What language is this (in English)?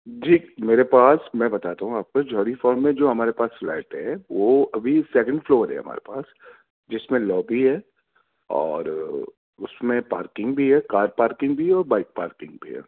Urdu